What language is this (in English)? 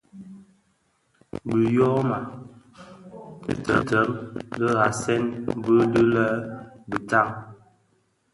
Bafia